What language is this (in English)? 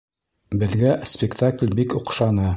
Bashkir